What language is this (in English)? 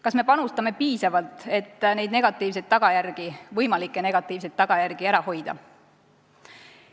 Estonian